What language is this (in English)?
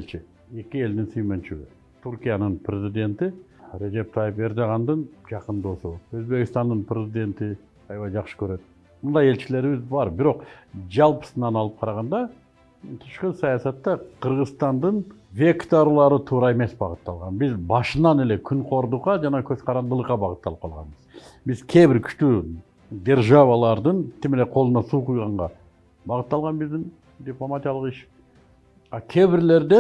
Turkish